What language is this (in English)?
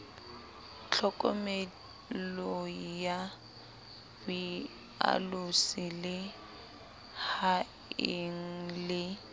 Southern Sotho